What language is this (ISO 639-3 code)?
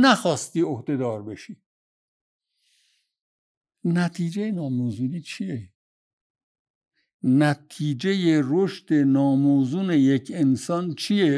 fas